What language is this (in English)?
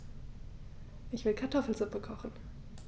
German